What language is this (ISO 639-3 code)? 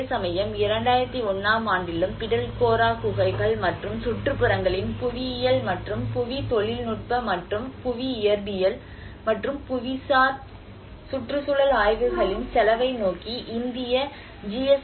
tam